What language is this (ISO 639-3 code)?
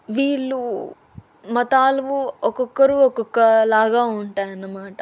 tel